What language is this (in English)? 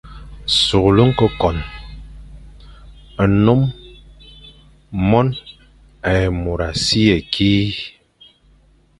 Fang